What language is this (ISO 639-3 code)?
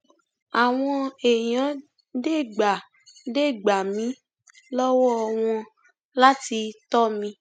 yor